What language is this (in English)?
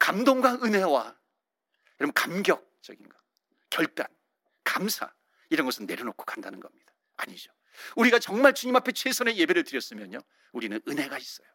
Korean